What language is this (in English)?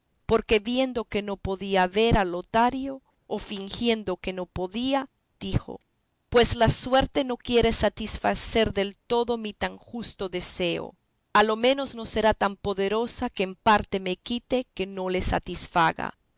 Spanish